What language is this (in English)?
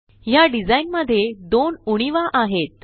Marathi